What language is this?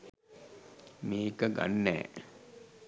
Sinhala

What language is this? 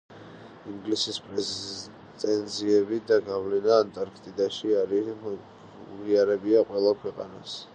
Georgian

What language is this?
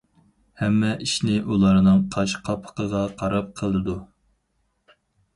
Uyghur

